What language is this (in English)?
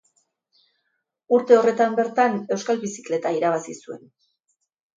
Basque